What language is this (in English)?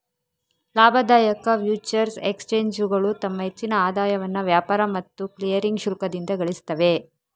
Kannada